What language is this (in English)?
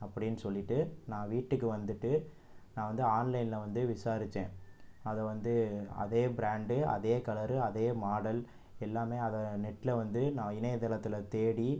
Tamil